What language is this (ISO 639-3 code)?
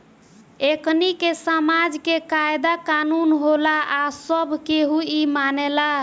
bho